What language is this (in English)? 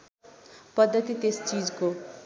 Nepali